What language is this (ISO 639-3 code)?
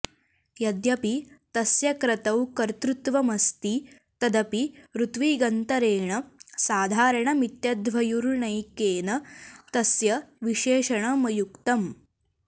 san